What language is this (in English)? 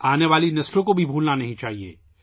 Urdu